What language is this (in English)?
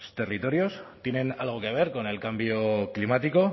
Spanish